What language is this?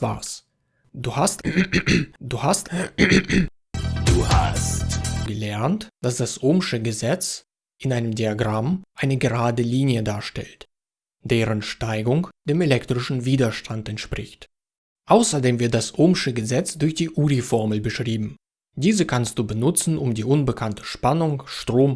German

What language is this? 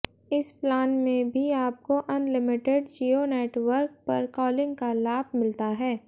Hindi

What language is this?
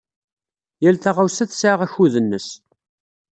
Kabyle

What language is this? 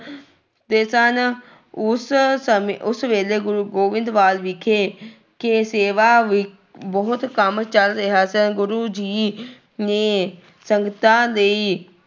Punjabi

